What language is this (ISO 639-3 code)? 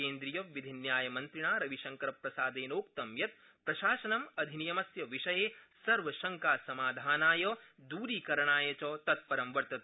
san